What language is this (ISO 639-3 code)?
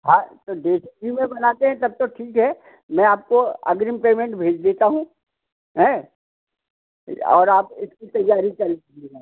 hin